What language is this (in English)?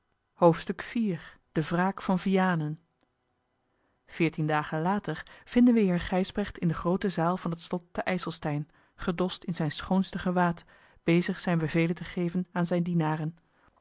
Dutch